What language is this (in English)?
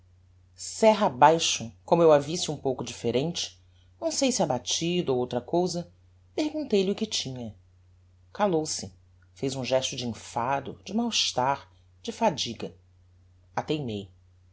Portuguese